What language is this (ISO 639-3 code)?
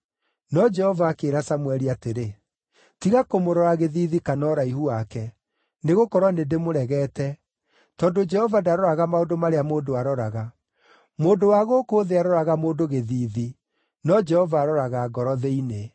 kik